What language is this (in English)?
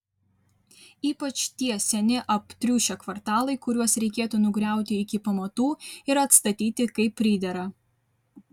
Lithuanian